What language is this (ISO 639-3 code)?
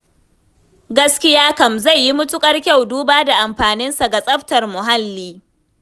hau